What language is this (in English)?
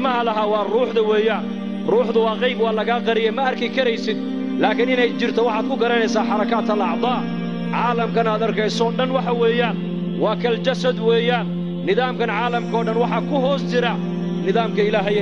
Arabic